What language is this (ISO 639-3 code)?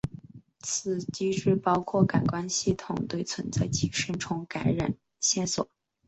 zho